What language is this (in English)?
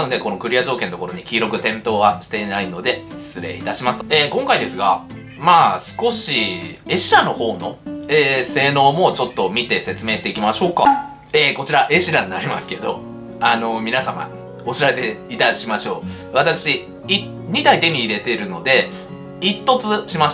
Japanese